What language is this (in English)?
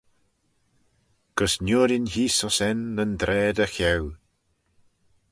Manx